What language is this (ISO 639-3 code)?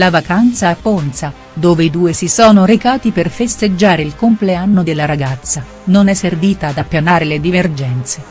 ita